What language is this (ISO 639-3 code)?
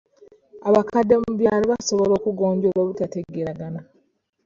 lug